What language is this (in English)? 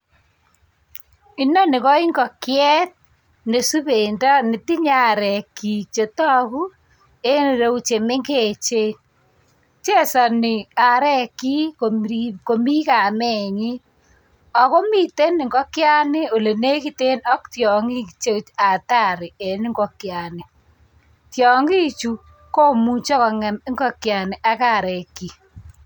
Kalenjin